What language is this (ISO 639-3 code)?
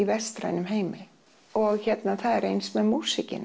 isl